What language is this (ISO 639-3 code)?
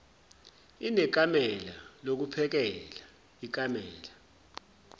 zul